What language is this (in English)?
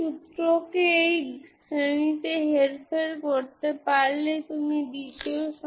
Bangla